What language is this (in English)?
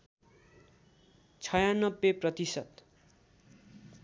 Nepali